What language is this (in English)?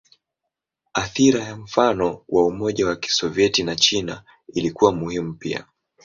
Swahili